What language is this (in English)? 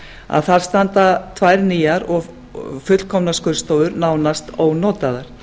Icelandic